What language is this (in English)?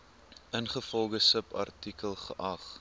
Afrikaans